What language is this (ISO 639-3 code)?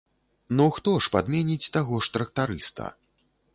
bel